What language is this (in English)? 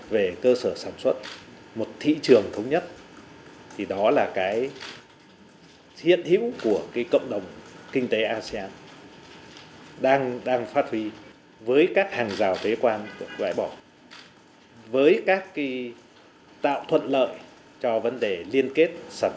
Vietnamese